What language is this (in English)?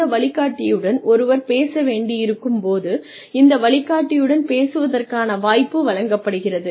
Tamil